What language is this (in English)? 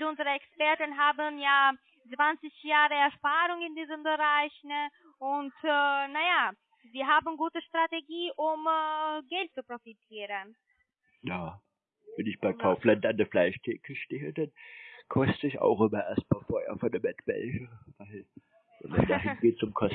German